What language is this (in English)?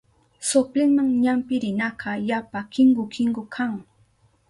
Southern Pastaza Quechua